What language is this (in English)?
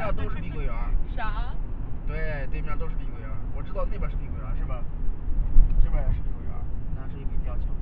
Chinese